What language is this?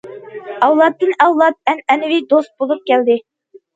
Uyghur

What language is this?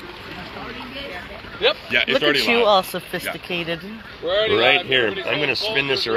English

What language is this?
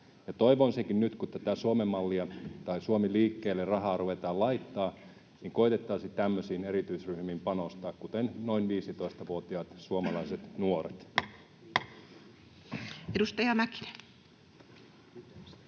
Finnish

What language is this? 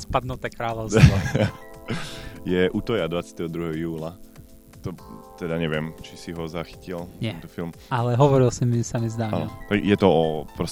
Slovak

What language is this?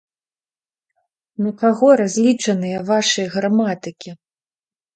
Belarusian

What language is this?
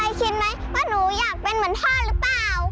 Thai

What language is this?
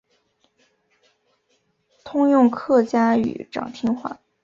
Chinese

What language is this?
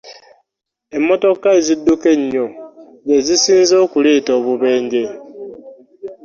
Ganda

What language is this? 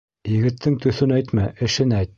Bashkir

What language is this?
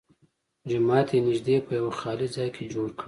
Pashto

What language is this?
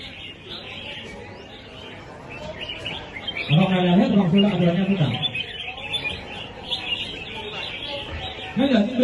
Vietnamese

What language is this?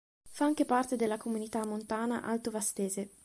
Italian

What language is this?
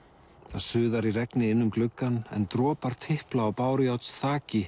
Icelandic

